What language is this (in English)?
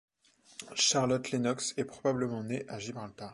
French